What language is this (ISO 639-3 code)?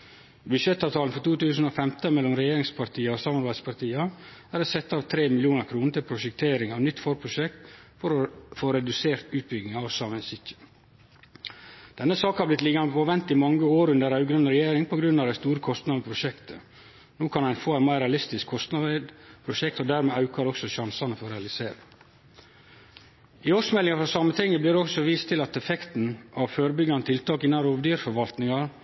nno